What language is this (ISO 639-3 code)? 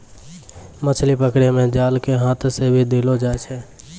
mai